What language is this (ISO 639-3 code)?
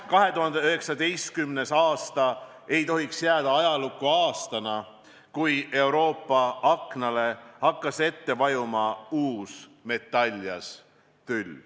est